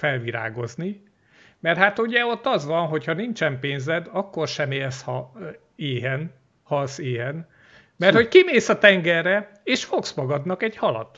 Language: Hungarian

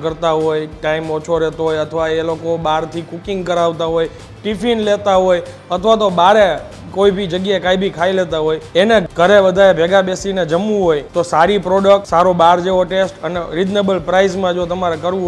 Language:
Gujarati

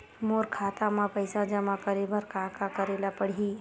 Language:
Chhattisgarhi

